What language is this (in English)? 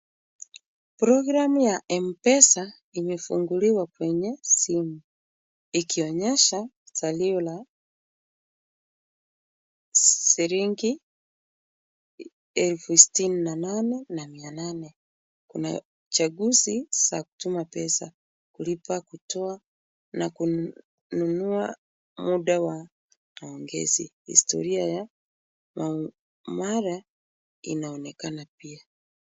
Swahili